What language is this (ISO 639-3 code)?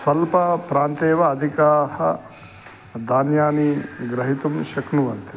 san